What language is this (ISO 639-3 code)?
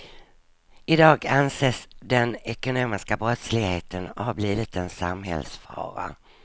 swe